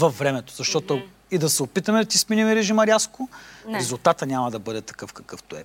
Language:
Bulgarian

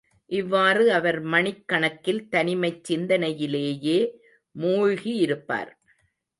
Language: Tamil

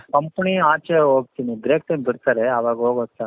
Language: Kannada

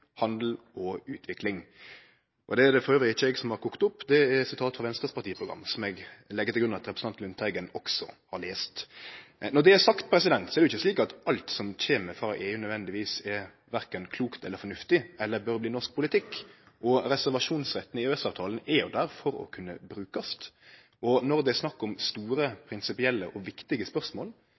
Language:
Norwegian Nynorsk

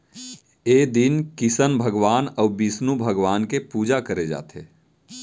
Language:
Chhattisgarhi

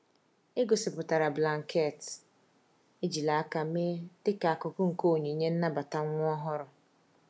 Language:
Igbo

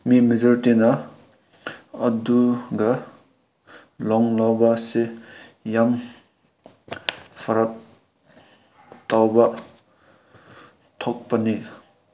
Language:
Manipuri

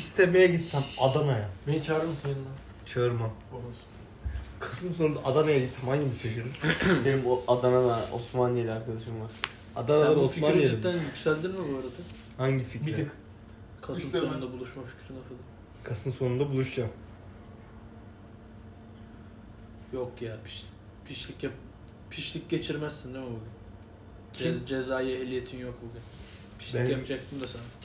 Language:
Turkish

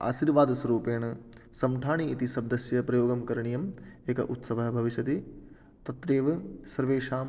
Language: Sanskrit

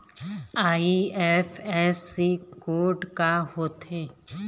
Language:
Chhattisgarhi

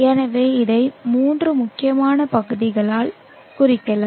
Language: Tamil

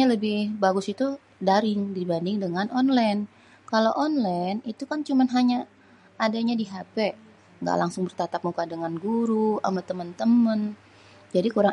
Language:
Betawi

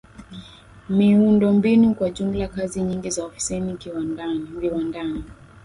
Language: Swahili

